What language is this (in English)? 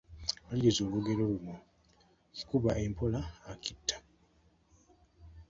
Ganda